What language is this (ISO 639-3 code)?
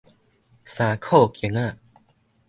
nan